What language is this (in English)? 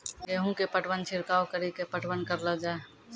Maithili